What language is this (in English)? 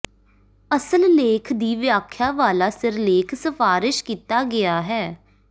Punjabi